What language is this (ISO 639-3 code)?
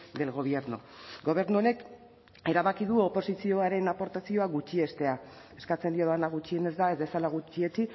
eus